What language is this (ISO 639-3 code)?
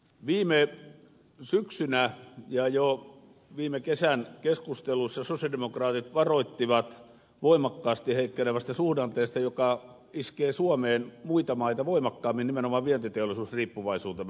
fin